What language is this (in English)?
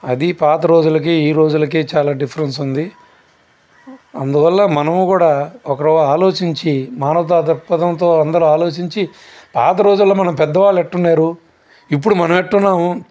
Telugu